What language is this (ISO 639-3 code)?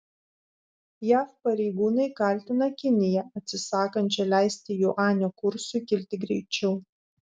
lit